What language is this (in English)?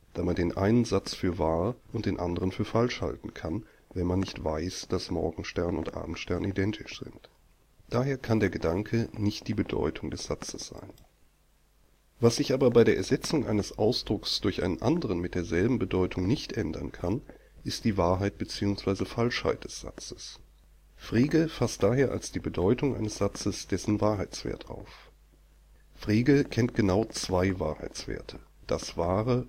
German